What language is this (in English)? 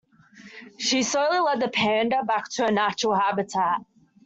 English